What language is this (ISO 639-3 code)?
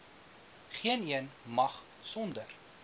afr